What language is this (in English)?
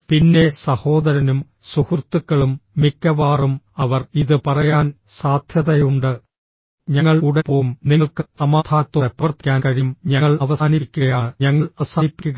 Malayalam